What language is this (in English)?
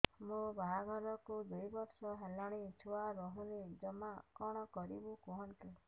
Odia